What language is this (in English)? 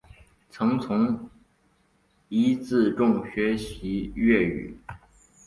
Chinese